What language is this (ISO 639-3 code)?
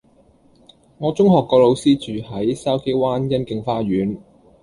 yue